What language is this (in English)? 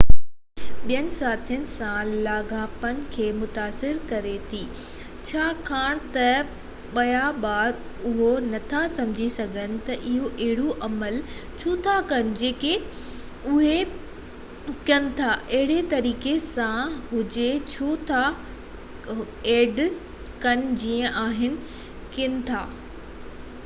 Sindhi